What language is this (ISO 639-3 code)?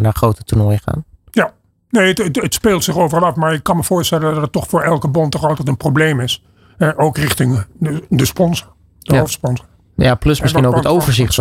nld